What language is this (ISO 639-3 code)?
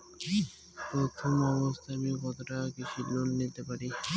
ben